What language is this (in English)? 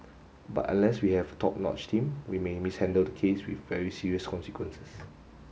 English